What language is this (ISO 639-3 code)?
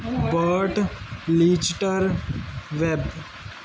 pan